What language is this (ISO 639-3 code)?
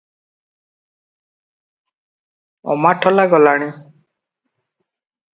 ori